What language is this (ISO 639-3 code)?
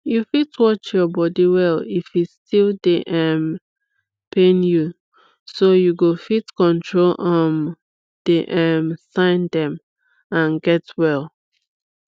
pcm